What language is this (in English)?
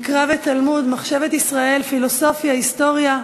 Hebrew